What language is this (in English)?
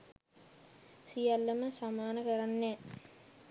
Sinhala